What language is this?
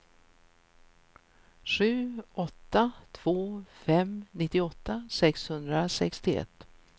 Swedish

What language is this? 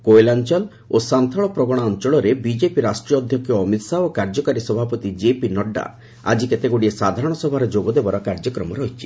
Odia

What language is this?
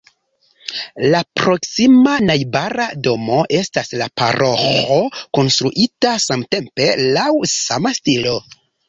Esperanto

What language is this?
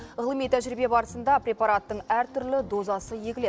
Kazakh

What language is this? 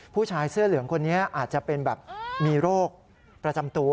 Thai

